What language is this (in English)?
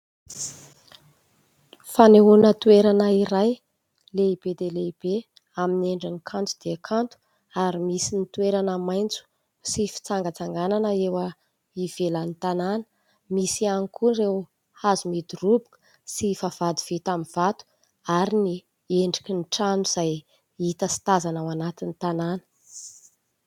Malagasy